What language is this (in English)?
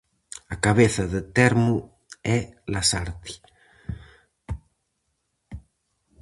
Galician